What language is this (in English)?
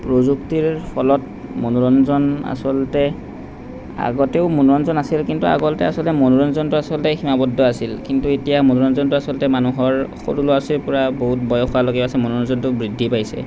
Assamese